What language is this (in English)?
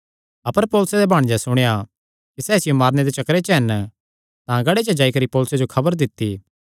Kangri